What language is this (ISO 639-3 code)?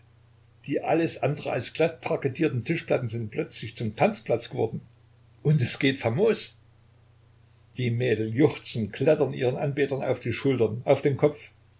deu